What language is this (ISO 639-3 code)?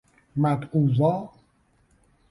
fas